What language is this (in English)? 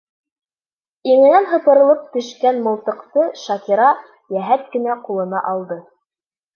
Bashkir